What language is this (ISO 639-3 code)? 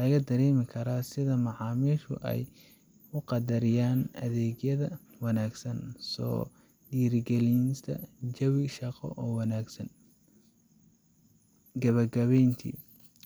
som